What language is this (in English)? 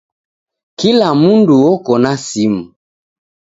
Taita